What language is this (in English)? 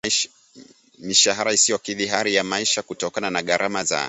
Swahili